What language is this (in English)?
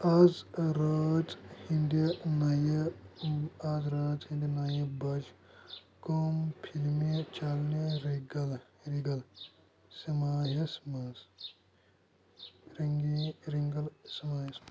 Kashmiri